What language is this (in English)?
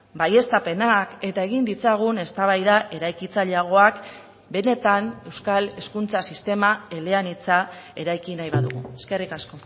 Basque